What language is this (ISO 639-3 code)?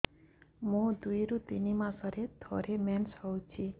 ori